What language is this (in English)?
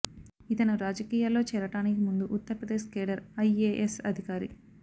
Telugu